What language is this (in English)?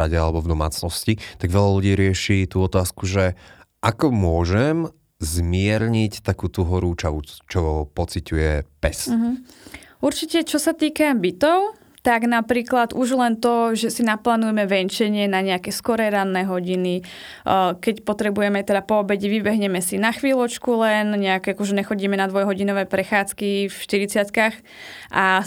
Slovak